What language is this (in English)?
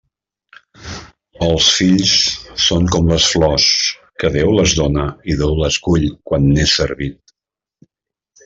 Catalan